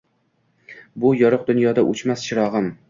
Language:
Uzbek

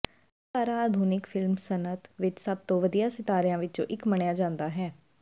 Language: Punjabi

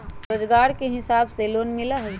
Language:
Magahi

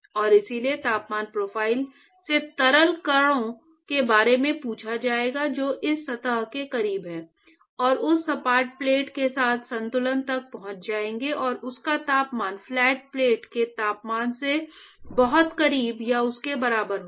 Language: Hindi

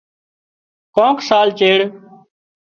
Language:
Wadiyara Koli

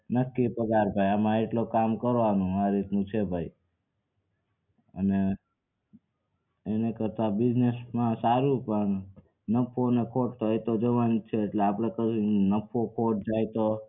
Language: Gujarati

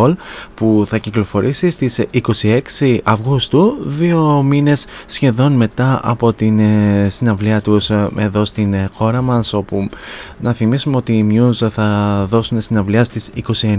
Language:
Greek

